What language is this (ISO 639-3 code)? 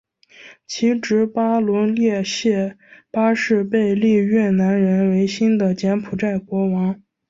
zho